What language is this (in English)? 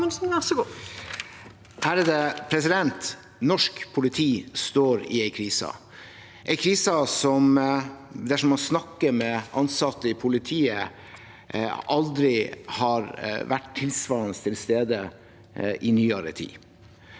Norwegian